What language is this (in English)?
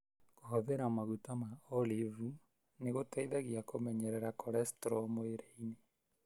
Kikuyu